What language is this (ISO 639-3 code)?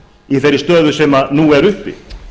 isl